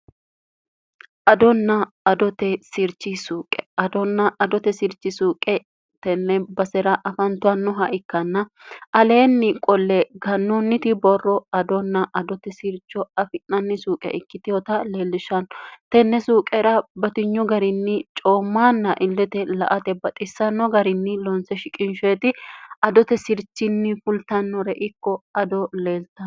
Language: Sidamo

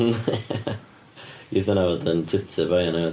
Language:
Welsh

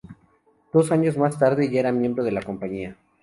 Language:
Spanish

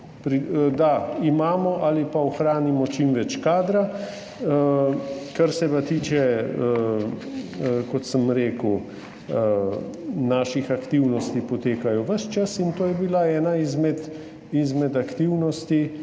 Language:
Slovenian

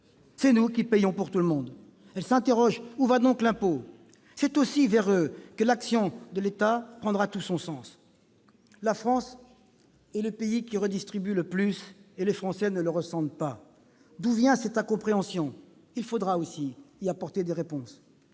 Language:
French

